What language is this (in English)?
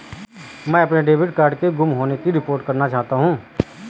Hindi